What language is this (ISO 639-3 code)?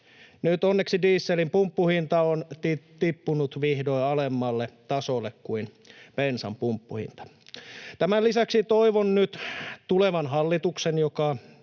fin